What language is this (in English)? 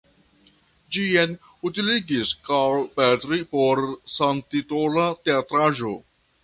Esperanto